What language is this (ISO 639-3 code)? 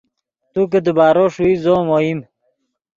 ydg